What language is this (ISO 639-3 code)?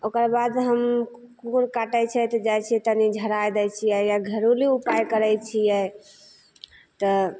mai